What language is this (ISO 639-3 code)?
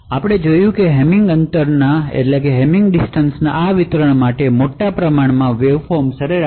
guj